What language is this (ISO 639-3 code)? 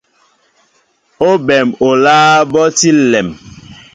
mbo